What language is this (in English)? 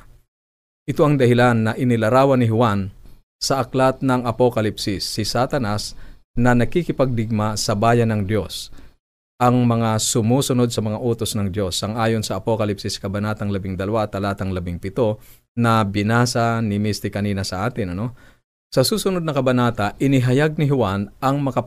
Filipino